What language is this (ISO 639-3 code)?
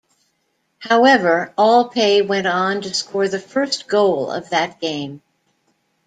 eng